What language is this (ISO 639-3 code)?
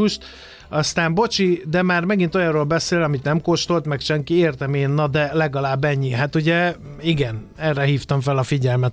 hun